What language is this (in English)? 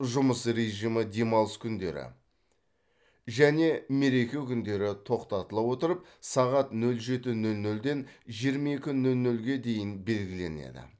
Kazakh